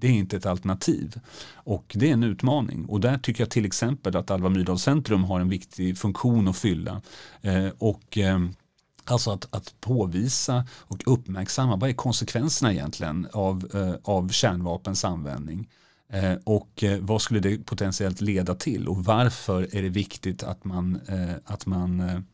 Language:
Swedish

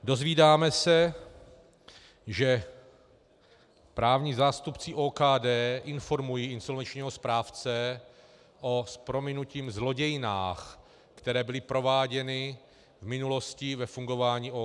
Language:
Czech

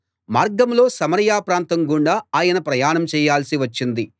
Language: Telugu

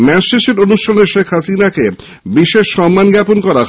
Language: Bangla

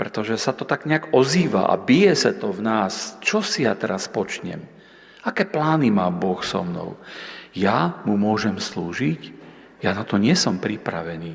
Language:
Slovak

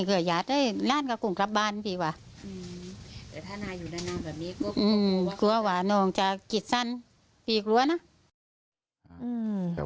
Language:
Thai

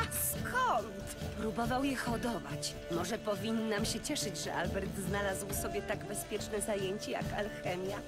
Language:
Polish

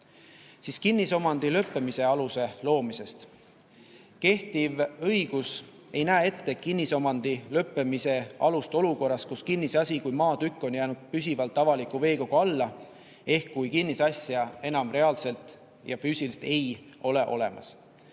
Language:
Estonian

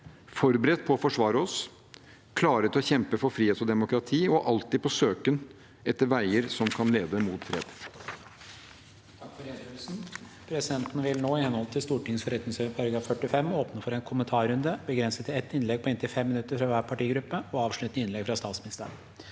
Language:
Norwegian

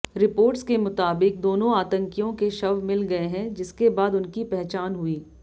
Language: Hindi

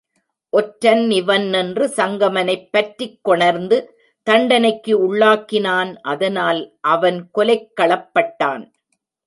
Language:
Tamil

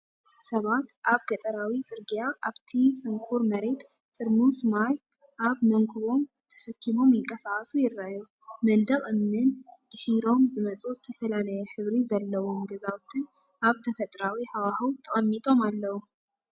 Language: Tigrinya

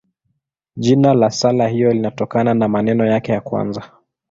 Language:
Swahili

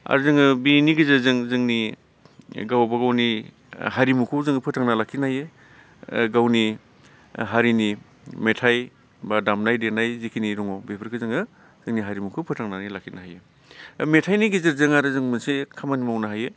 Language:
Bodo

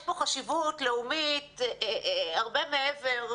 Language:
Hebrew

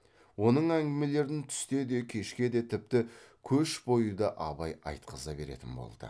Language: Kazakh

